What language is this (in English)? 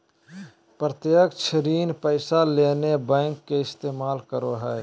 Magahi